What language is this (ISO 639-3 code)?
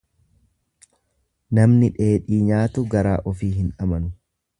orm